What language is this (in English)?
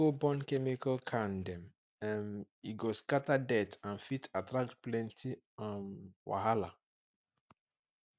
Nigerian Pidgin